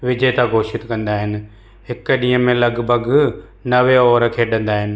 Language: Sindhi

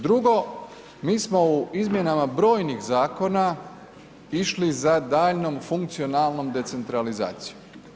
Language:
Croatian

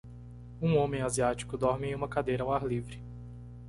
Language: Portuguese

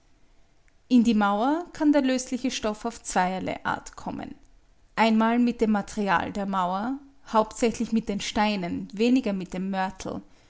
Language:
German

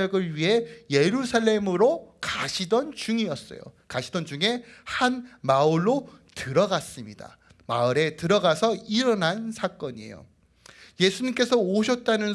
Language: Korean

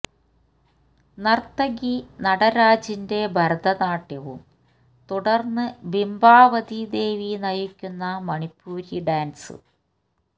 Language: Malayalam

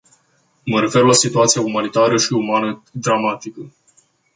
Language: Romanian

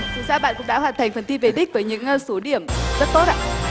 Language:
Vietnamese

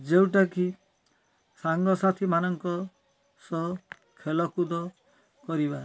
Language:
Odia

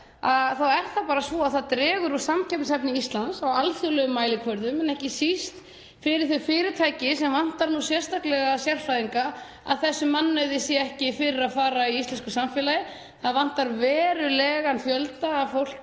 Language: Icelandic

